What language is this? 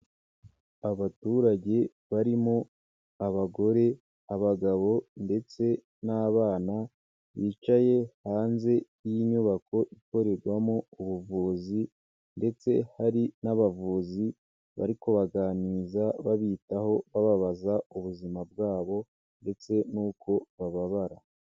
Kinyarwanda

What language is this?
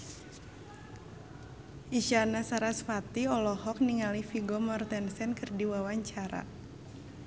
Sundanese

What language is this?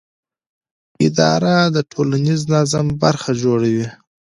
Pashto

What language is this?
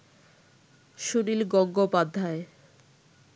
Bangla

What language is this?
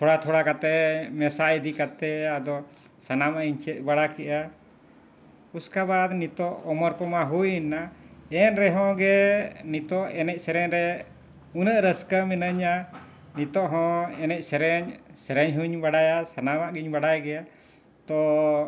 Santali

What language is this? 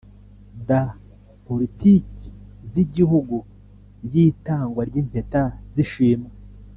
Kinyarwanda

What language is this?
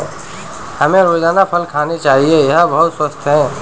Hindi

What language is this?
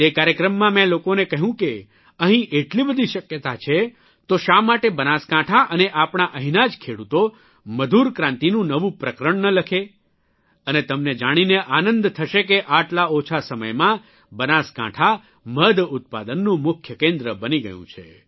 Gujarati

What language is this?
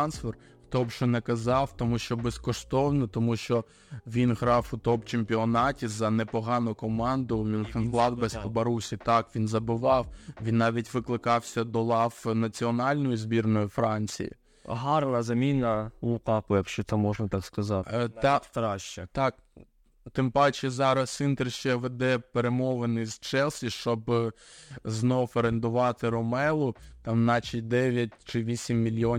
Ukrainian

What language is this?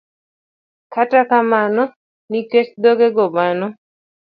Luo (Kenya and Tanzania)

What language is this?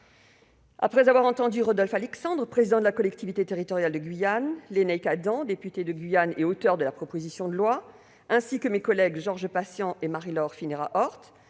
French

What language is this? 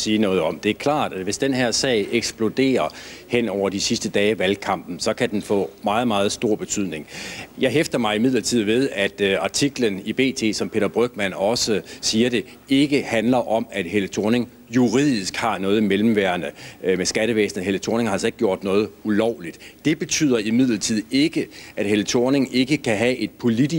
Danish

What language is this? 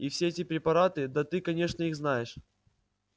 Russian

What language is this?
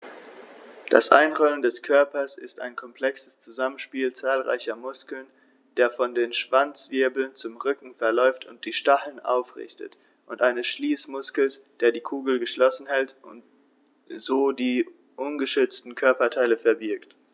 German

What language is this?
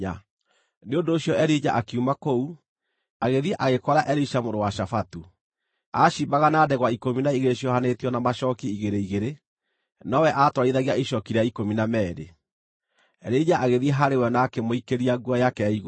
Kikuyu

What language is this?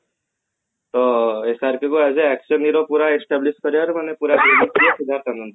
Odia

